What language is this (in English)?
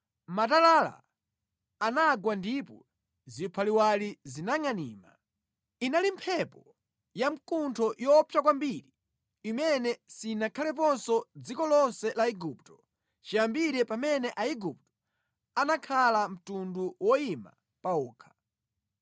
Nyanja